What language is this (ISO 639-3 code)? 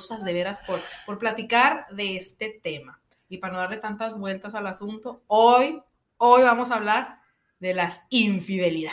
spa